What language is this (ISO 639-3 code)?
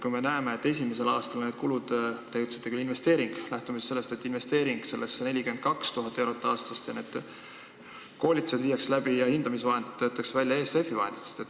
est